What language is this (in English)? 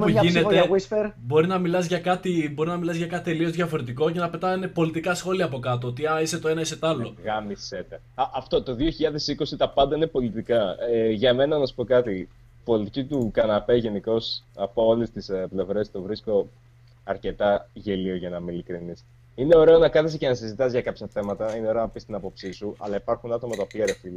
Greek